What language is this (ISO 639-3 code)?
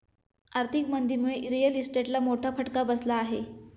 mar